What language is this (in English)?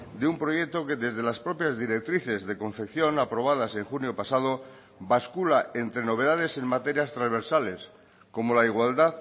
Spanish